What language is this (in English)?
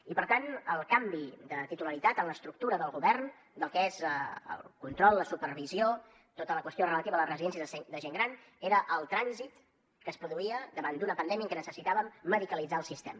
Catalan